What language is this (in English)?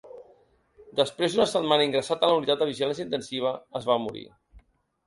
Catalan